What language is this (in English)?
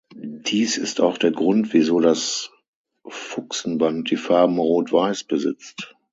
German